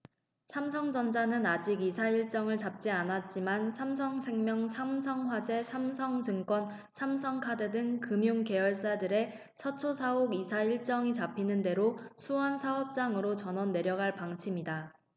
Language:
Korean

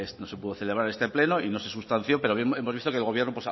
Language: Spanish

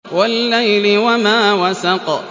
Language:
Arabic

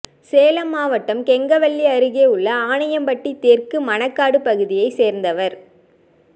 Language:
Tamil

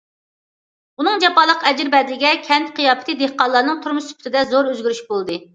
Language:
Uyghur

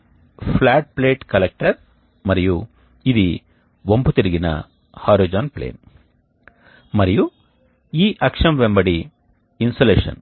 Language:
Telugu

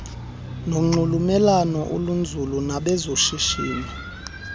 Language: Xhosa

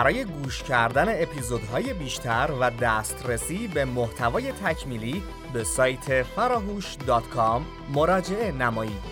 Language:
Persian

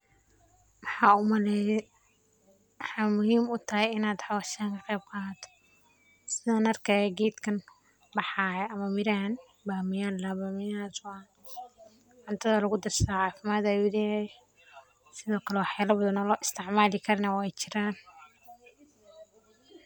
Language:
Somali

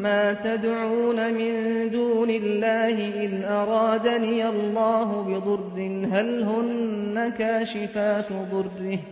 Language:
Arabic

